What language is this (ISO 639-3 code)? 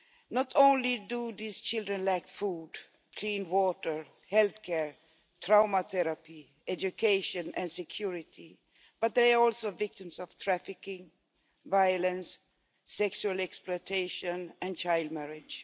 eng